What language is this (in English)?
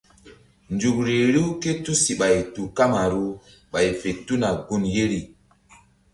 Mbum